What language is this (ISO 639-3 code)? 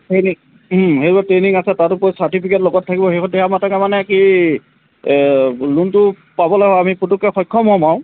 asm